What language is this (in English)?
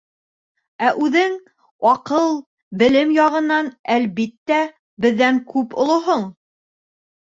Bashkir